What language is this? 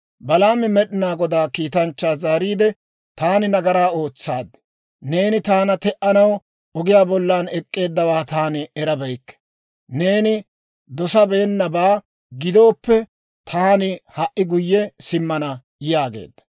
Dawro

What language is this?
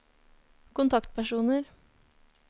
Norwegian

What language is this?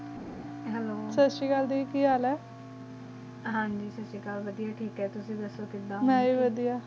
Punjabi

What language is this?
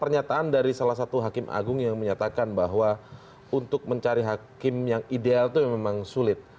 Indonesian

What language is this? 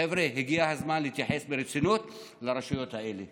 Hebrew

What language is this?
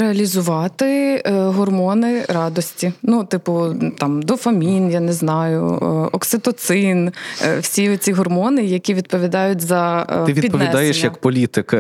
Ukrainian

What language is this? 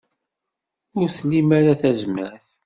Kabyle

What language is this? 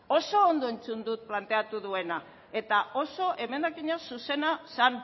Basque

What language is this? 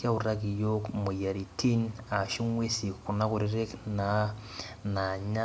Masai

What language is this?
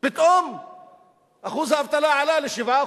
Hebrew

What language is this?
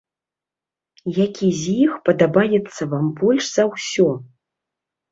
Belarusian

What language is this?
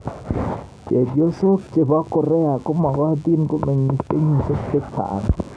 Kalenjin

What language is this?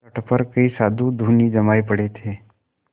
Hindi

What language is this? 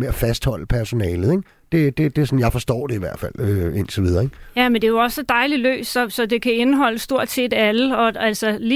Danish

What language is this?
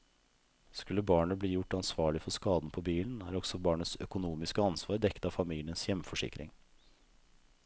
Norwegian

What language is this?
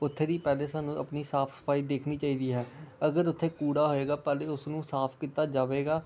Punjabi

